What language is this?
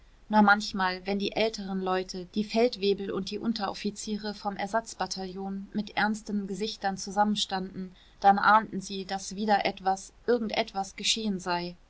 German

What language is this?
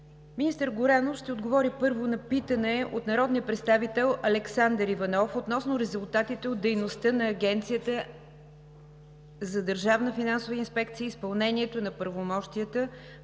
Bulgarian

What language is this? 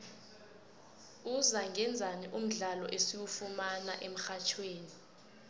South Ndebele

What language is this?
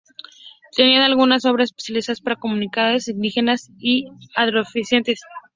Spanish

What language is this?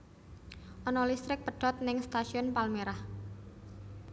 Javanese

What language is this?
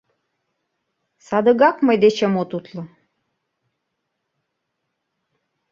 Mari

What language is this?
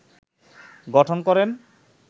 Bangla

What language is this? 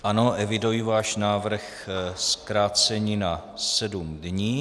Czech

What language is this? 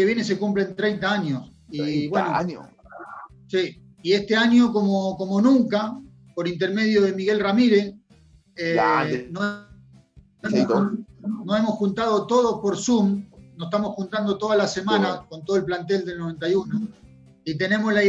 Spanish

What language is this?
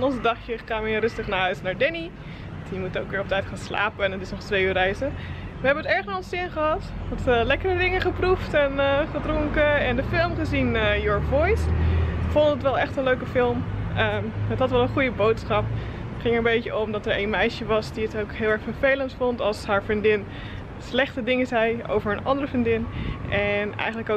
Dutch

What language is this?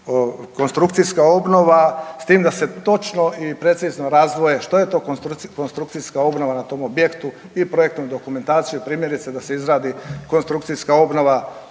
Croatian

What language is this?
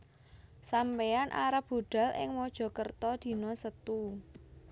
Javanese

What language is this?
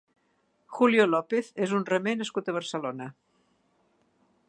Catalan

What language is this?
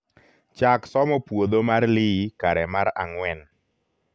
Luo (Kenya and Tanzania)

